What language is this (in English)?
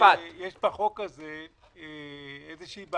Hebrew